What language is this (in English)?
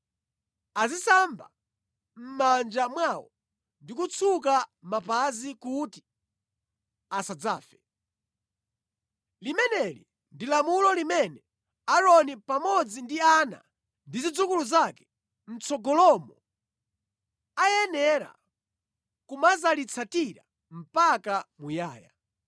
Nyanja